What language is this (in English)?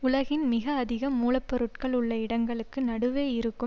Tamil